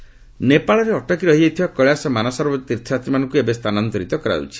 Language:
Odia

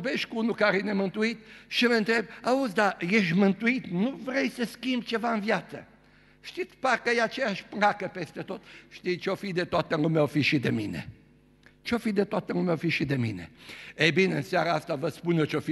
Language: Romanian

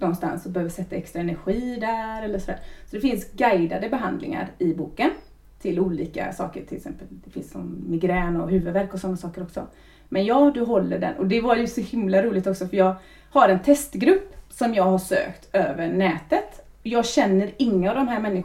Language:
Swedish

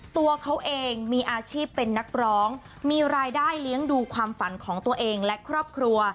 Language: Thai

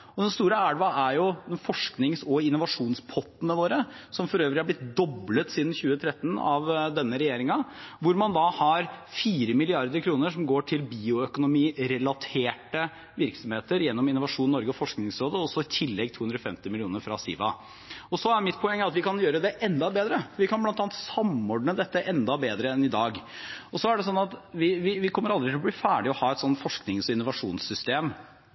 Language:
Norwegian Bokmål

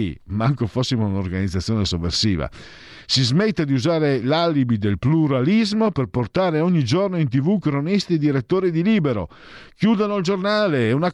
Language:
Italian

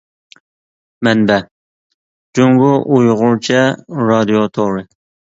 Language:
Uyghur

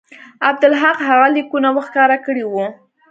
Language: Pashto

